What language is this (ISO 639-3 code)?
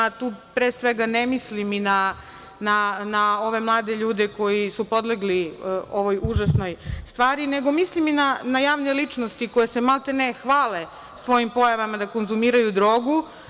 srp